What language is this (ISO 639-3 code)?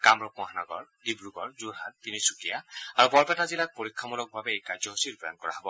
asm